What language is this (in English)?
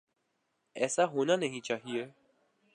Urdu